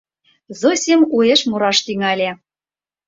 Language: Mari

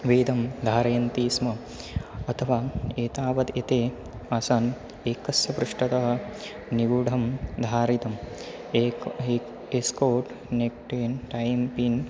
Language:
Sanskrit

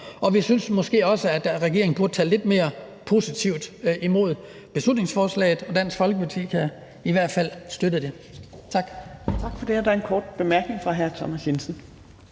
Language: Danish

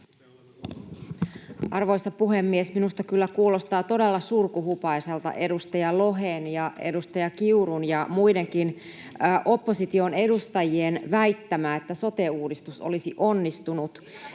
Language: Finnish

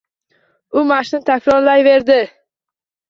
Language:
Uzbek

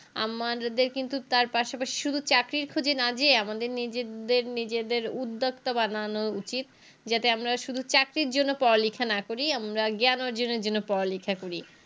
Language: Bangla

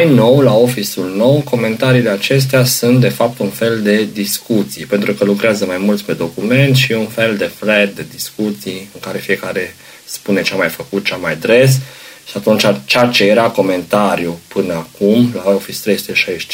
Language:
Romanian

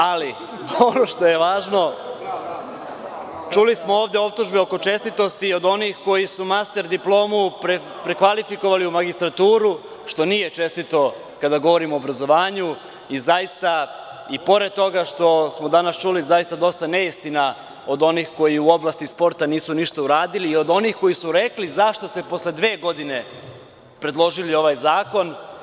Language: Serbian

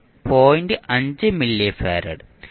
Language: Malayalam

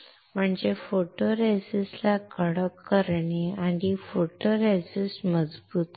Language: Marathi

